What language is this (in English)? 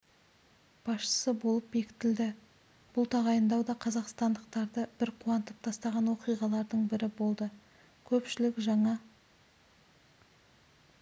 Kazakh